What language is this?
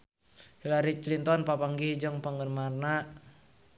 Sundanese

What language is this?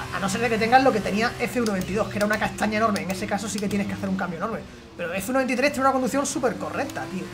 Spanish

